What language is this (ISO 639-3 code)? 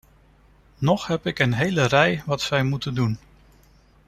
nld